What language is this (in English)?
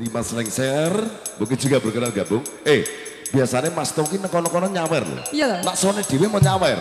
Indonesian